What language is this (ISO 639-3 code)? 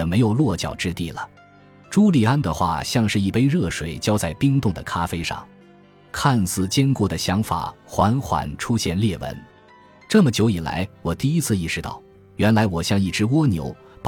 zho